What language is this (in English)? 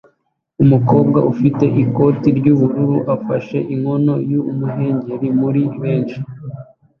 Kinyarwanda